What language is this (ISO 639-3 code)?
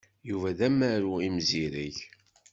kab